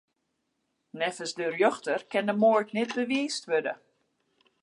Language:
Western Frisian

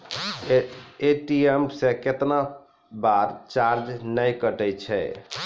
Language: Maithili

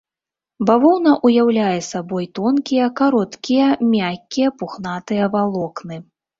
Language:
Belarusian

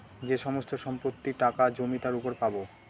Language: Bangla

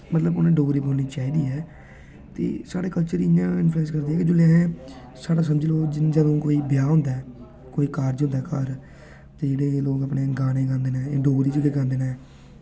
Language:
Dogri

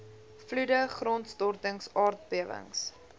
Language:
Afrikaans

